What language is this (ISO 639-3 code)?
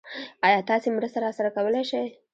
pus